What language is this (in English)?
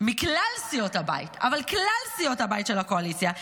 Hebrew